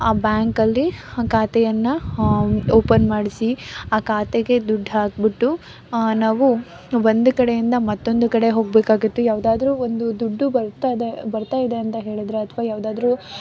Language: Kannada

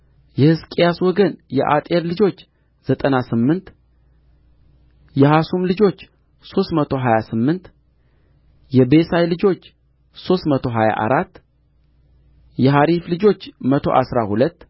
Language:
Amharic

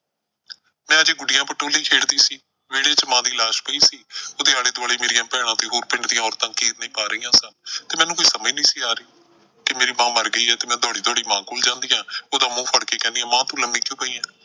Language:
Punjabi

